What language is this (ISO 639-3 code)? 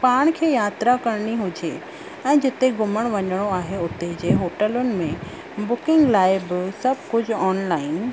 snd